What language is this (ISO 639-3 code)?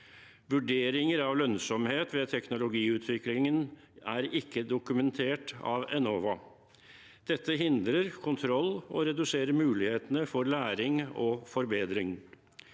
nor